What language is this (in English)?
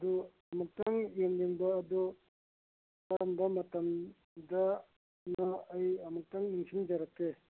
Manipuri